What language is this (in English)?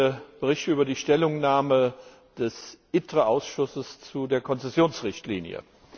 German